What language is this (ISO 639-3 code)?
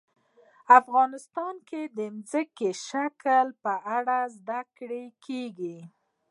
pus